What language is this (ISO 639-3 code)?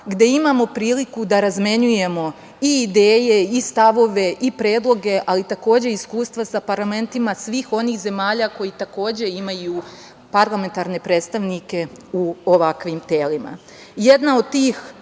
srp